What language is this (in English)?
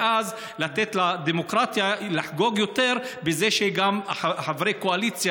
Hebrew